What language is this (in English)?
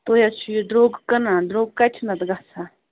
Kashmiri